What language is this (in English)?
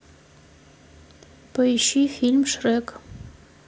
Russian